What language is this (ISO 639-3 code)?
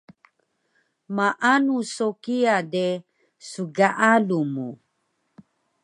trv